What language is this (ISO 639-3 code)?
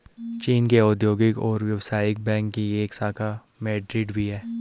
hin